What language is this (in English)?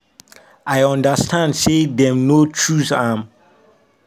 Nigerian Pidgin